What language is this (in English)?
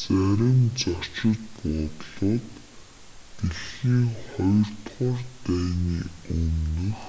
Mongolian